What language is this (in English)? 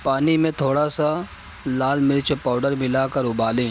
Urdu